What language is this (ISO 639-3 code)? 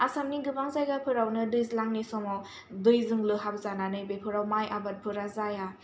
brx